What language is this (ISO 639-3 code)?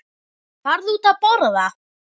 isl